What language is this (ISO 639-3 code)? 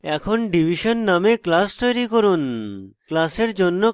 ben